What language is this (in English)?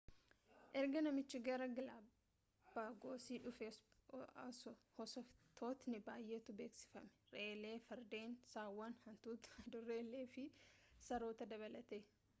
Oromo